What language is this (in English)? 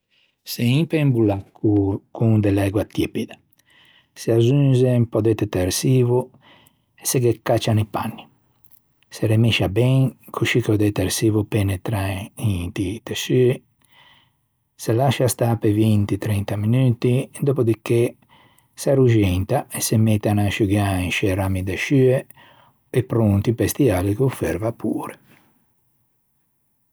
Ligurian